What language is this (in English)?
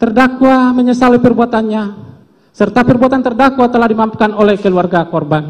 Indonesian